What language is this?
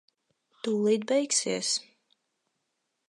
Latvian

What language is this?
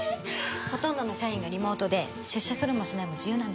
Japanese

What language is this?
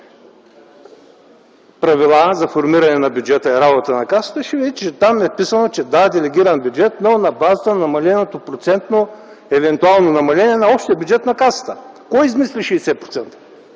Bulgarian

